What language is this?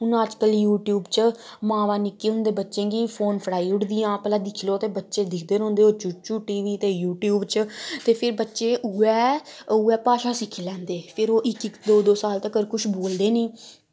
Dogri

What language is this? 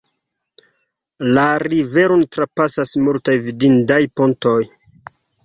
Esperanto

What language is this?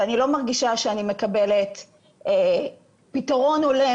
Hebrew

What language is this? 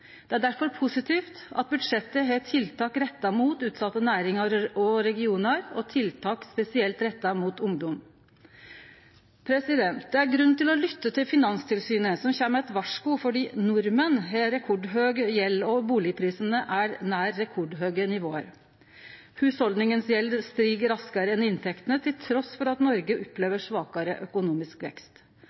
Norwegian Nynorsk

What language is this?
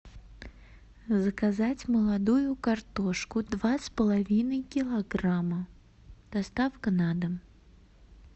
Russian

